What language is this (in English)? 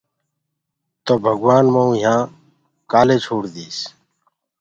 Gurgula